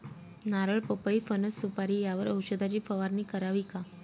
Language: Marathi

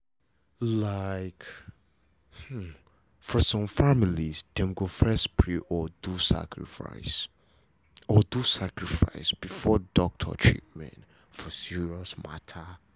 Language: Nigerian Pidgin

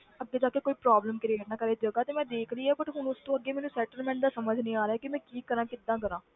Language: Punjabi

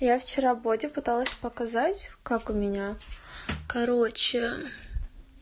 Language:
Russian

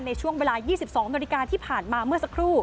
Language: Thai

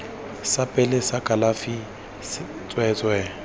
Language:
Tswana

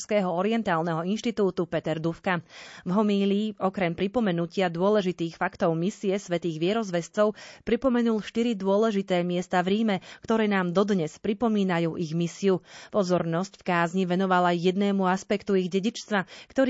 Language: Slovak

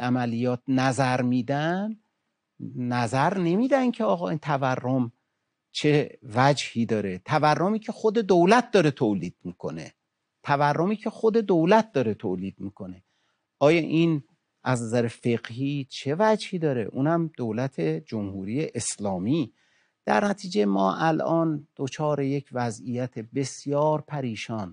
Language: Persian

